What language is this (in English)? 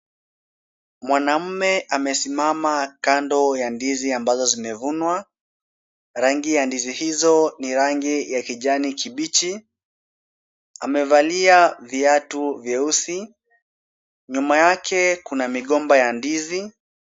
Swahili